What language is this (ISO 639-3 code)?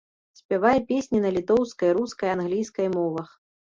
bel